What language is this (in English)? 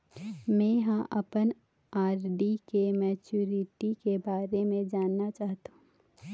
Chhattisgarhi